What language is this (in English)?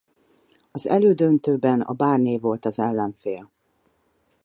Hungarian